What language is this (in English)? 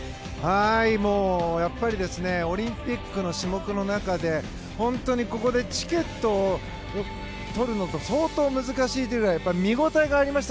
Japanese